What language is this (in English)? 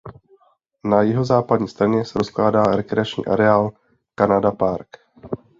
Czech